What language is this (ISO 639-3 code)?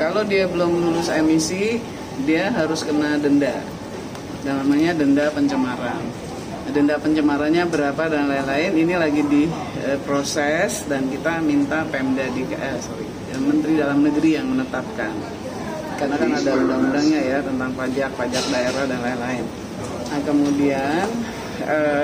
ind